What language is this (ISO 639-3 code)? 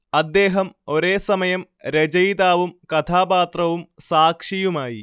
mal